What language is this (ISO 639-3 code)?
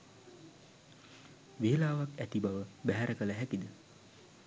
sin